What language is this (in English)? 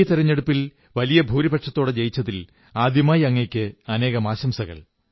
Malayalam